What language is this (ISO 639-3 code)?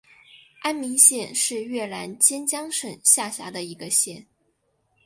zho